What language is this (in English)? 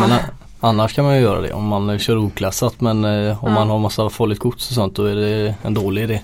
Swedish